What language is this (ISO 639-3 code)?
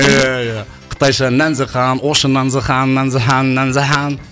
kaz